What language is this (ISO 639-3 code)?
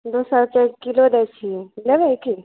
mai